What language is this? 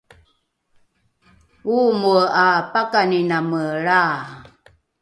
Rukai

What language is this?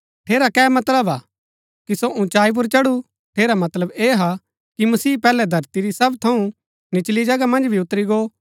Gaddi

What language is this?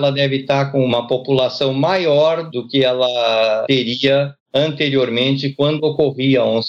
Portuguese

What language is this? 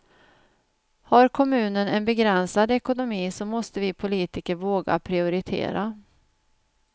Swedish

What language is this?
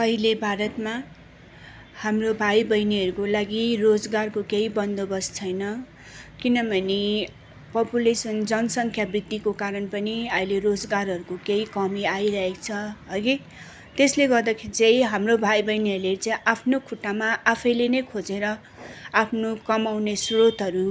Nepali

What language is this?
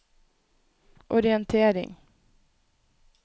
Norwegian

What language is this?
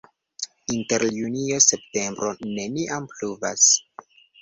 Esperanto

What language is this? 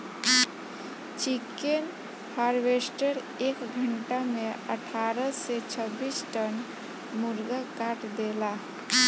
Bhojpuri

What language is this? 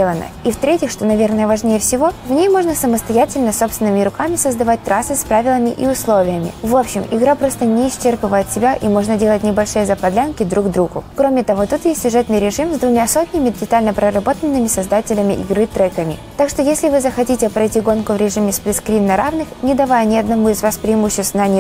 Russian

